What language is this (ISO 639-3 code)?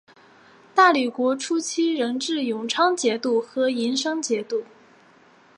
zho